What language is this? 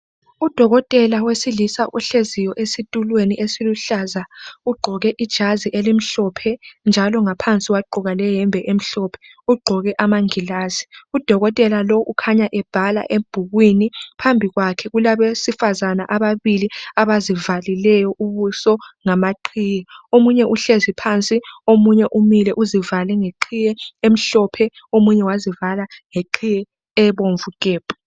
North Ndebele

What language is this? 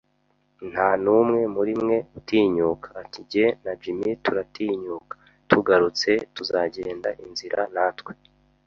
Kinyarwanda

